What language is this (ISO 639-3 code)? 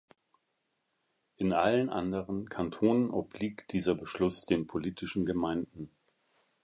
deu